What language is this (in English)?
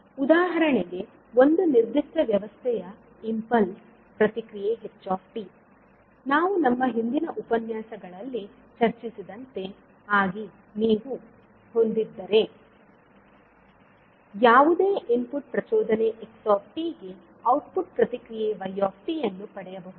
Kannada